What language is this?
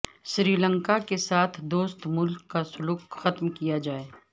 Urdu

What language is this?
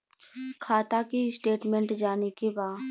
Bhojpuri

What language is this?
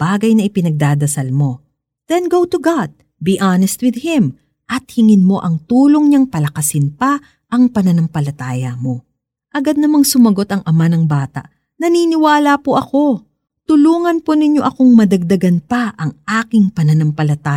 Filipino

